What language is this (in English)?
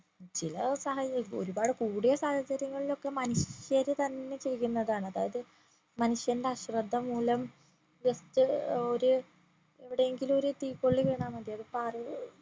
Malayalam